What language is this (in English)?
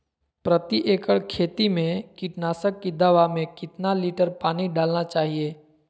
Magahi